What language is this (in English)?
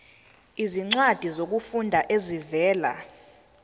Zulu